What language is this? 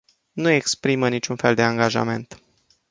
Romanian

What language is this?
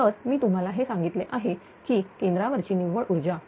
Marathi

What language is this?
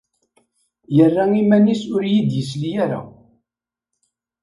Kabyle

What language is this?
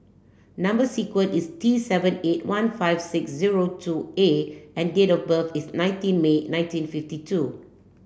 English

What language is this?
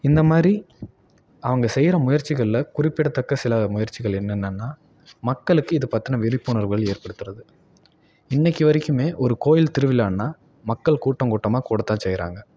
Tamil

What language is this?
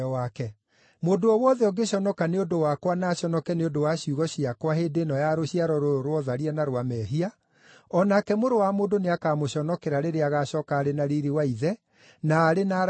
Kikuyu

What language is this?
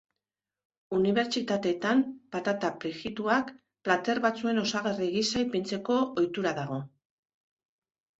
Basque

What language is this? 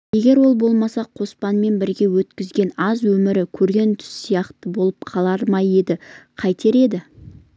Kazakh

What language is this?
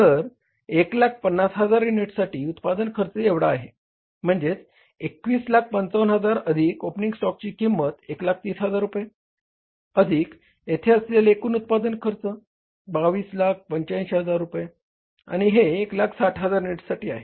Marathi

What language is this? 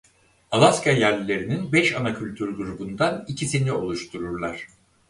Turkish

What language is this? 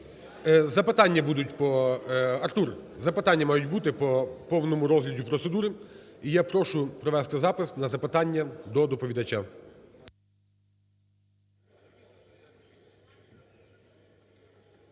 Ukrainian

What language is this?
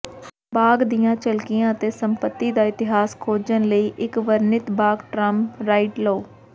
Punjabi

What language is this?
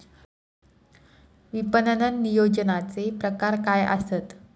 Marathi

